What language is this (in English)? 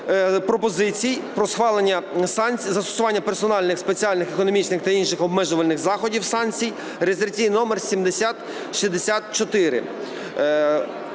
Ukrainian